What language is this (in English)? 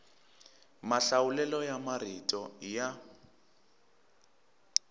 Tsonga